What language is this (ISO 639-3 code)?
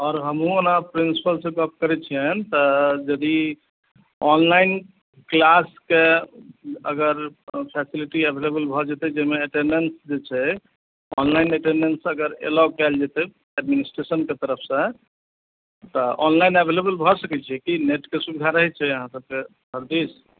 mai